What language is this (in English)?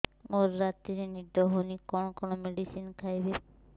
Odia